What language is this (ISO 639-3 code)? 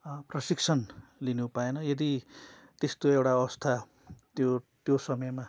nep